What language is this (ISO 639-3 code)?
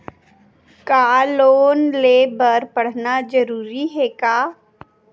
hne